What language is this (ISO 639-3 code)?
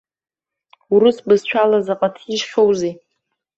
abk